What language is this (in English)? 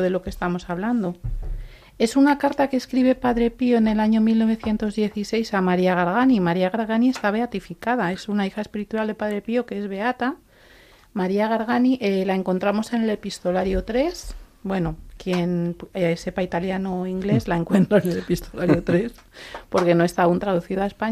Spanish